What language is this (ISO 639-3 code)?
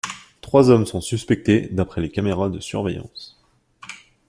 fra